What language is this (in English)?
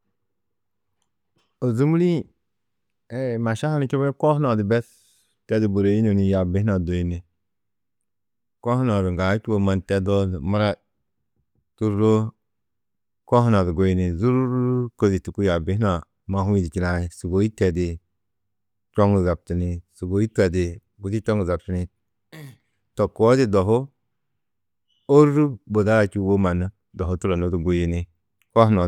Tedaga